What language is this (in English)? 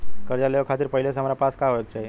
Bhojpuri